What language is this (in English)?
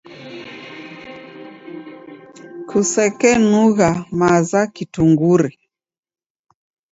Taita